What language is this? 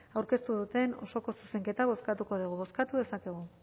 Basque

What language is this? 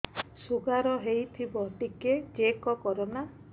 Odia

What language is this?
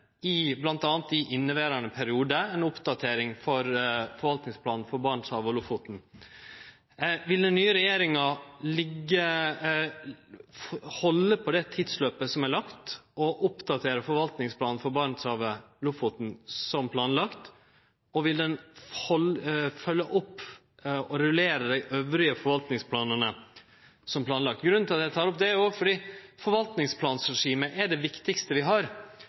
Norwegian Nynorsk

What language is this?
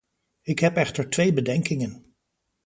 Dutch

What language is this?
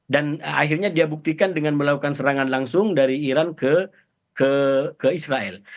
Indonesian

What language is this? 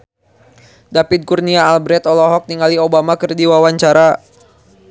Sundanese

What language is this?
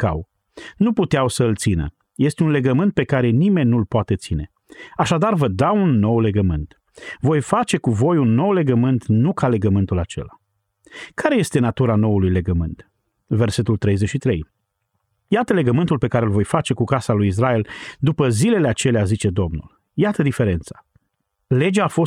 Romanian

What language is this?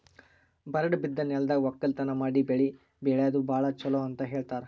Kannada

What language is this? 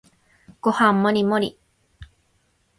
Japanese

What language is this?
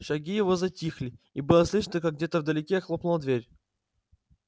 Russian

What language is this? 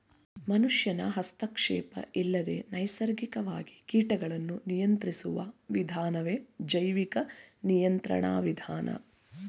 Kannada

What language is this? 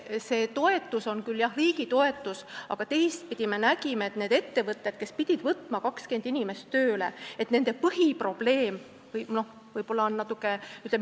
Estonian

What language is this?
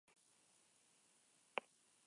Basque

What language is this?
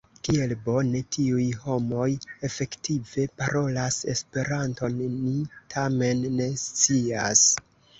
Esperanto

